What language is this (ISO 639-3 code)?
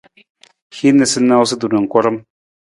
nmz